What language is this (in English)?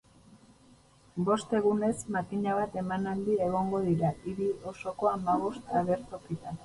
Basque